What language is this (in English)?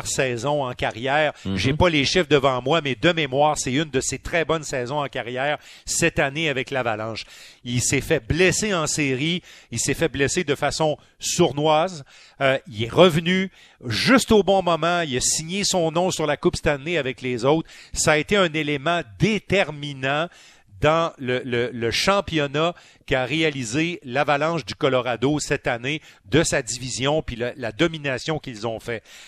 French